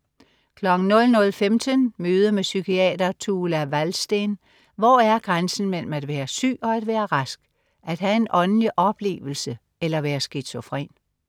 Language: Danish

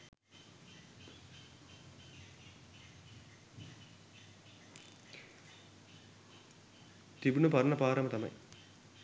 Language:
Sinhala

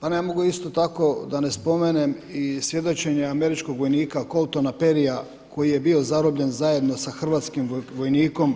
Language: Croatian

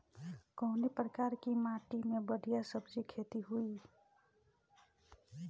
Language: Bhojpuri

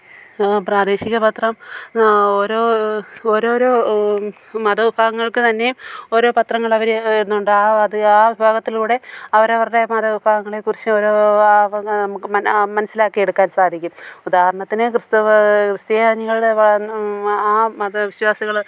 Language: Malayalam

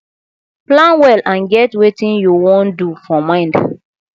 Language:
Nigerian Pidgin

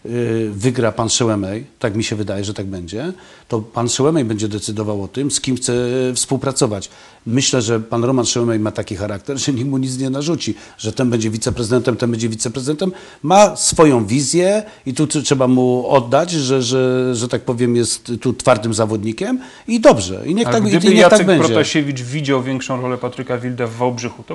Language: Polish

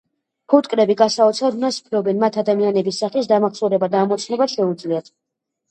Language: Georgian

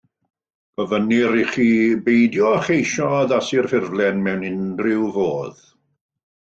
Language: Welsh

